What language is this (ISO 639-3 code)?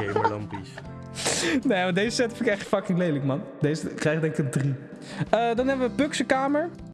nld